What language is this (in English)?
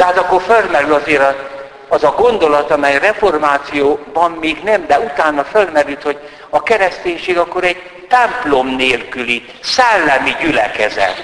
Hungarian